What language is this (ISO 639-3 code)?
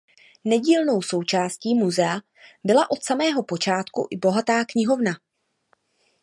ces